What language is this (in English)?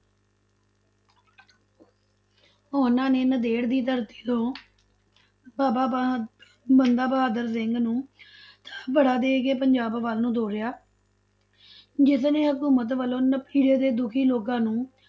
Punjabi